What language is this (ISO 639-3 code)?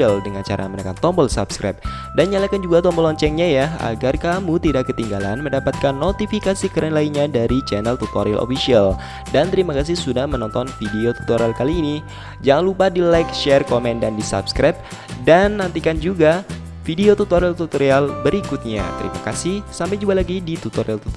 ind